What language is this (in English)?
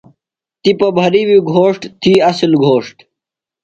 Phalura